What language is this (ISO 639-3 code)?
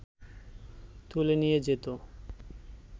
ben